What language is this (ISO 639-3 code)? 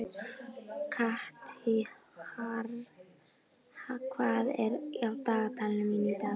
isl